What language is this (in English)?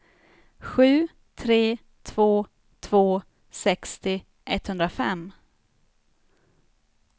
Swedish